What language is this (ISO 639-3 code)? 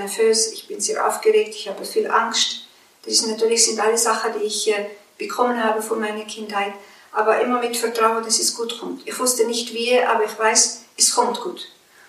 deu